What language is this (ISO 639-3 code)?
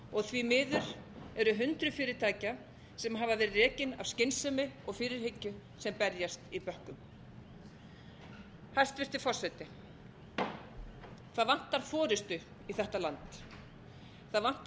isl